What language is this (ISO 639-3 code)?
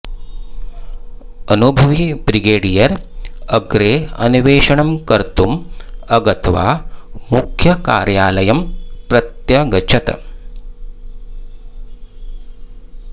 san